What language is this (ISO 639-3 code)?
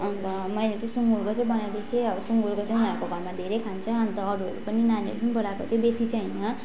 nep